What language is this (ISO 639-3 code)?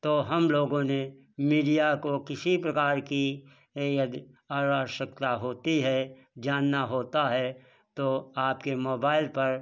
hin